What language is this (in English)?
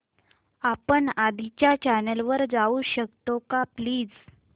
Marathi